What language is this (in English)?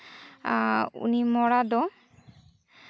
Santali